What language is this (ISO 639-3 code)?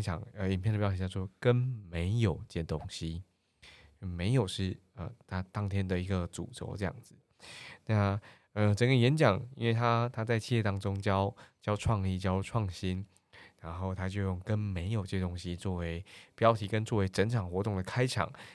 zho